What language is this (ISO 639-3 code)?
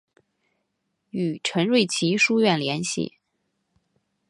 zho